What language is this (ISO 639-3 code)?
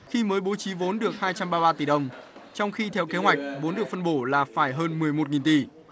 vie